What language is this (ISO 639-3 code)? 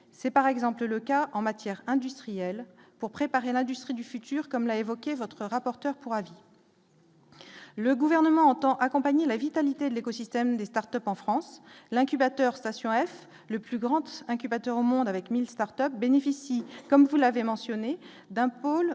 fra